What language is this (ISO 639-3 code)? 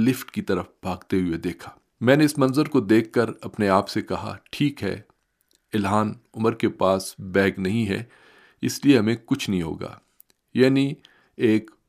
urd